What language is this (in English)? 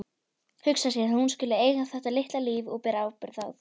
Icelandic